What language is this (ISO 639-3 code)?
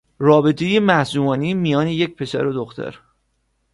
fas